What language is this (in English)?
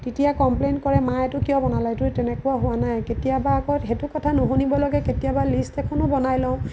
Assamese